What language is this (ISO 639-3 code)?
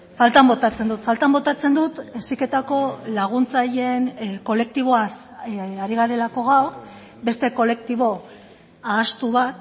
eus